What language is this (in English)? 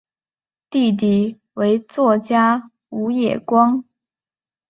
Chinese